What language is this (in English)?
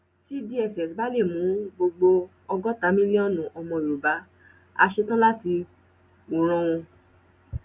Yoruba